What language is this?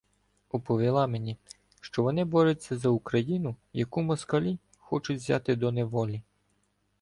Ukrainian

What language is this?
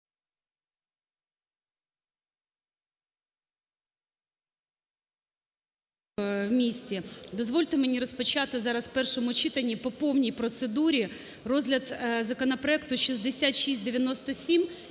Ukrainian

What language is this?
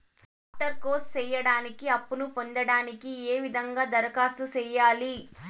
Telugu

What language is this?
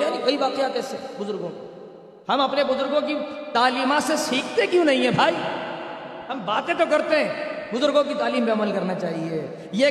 Urdu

